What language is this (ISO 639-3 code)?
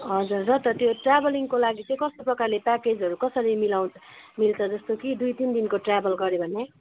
nep